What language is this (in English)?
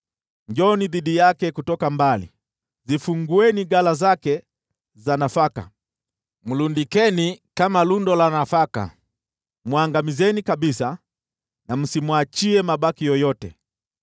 Swahili